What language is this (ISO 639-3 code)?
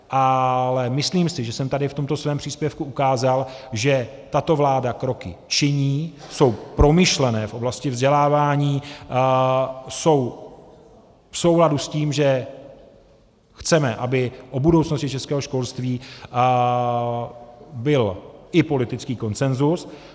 ces